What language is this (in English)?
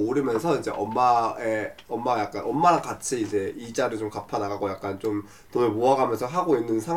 Korean